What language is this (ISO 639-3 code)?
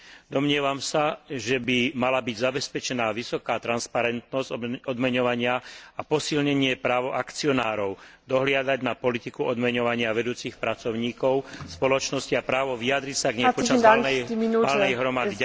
slk